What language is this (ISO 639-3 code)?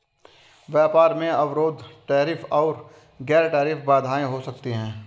hin